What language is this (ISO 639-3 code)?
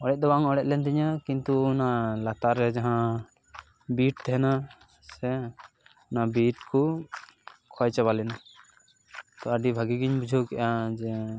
sat